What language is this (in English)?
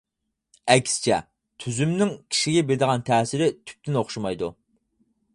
Uyghur